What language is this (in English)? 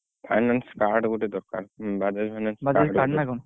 Odia